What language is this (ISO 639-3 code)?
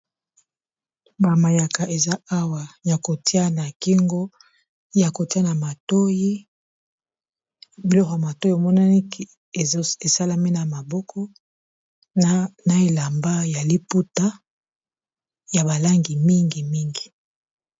lin